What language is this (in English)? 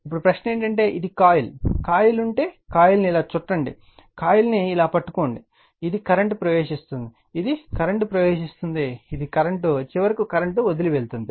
Telugu